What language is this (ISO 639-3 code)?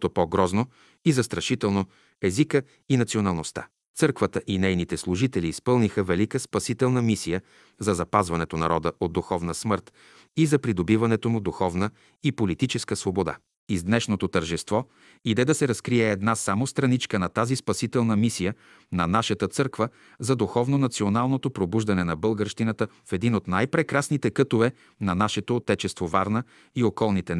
bul